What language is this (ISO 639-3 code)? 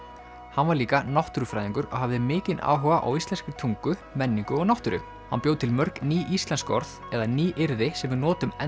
isl